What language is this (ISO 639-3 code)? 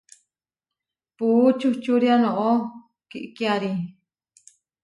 var